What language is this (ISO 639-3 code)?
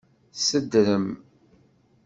kab